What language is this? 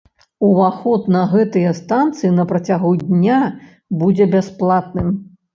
Belarusian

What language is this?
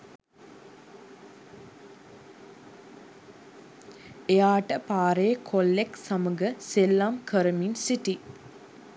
Sinhala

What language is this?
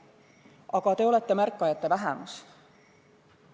Estonian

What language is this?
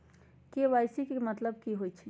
Magahi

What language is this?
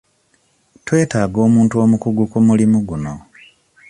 Ganda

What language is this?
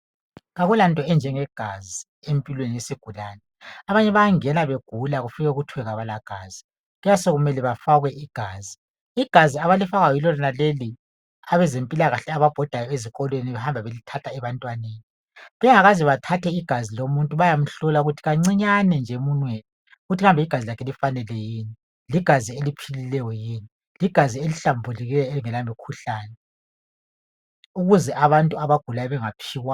North Ndebele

